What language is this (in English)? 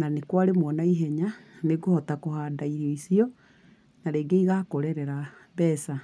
Kikuyu